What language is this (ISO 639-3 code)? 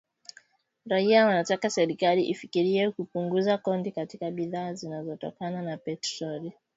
swa